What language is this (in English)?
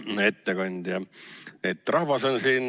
Estonian